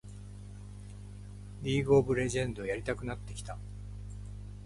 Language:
Japanese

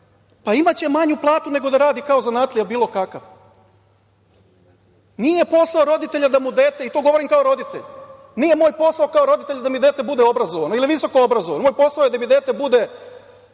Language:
Serbian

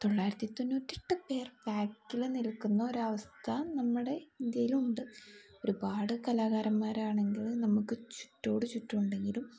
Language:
Malayalam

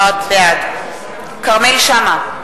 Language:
Hebrew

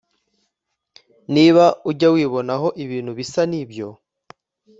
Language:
Kinyarwanda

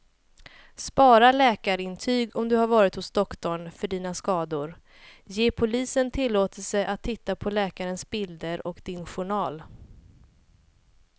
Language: Swedish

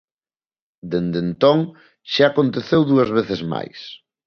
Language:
Galician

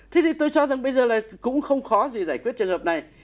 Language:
Vietnamese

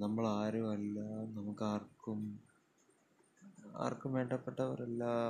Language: Malayalam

